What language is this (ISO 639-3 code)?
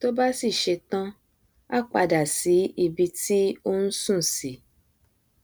yor